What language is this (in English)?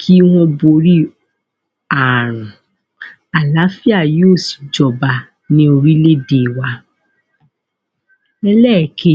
Yoruba